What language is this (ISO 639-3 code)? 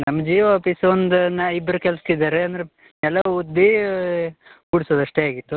kan